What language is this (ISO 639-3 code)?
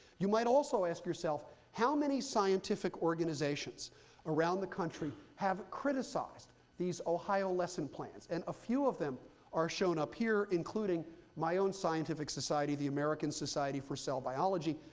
eng